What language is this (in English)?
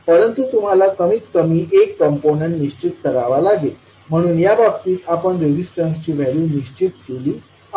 Marathi